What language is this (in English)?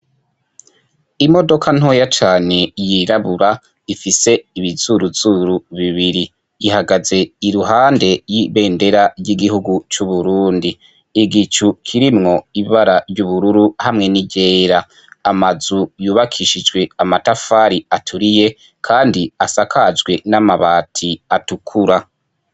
Rundi